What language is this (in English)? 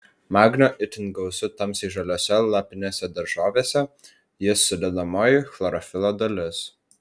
Lithuanian